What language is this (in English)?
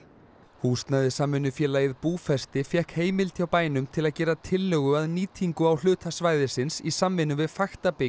Icelandic